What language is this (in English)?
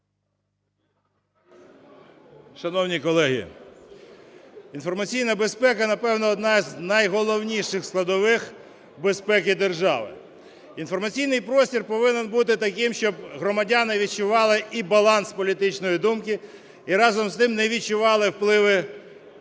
Ukrainian